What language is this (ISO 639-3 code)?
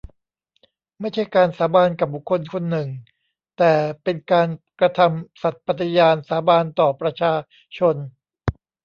tha